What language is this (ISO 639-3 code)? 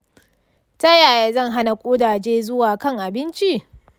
hau